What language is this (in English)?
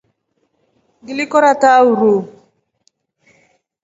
Rombo